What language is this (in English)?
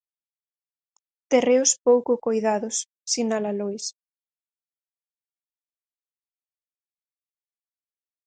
Galician